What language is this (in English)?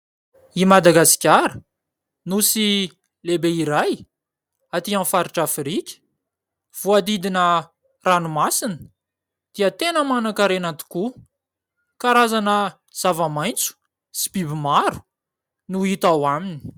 Malagasy